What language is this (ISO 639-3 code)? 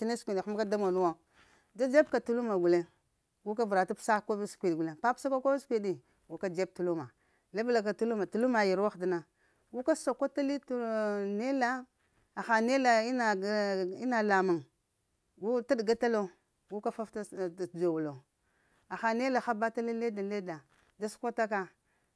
hia